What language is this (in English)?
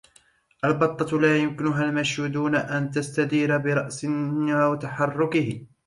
Arabic